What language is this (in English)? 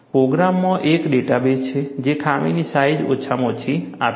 Gujarati